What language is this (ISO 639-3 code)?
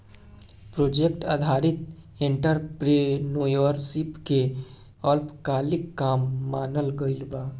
bho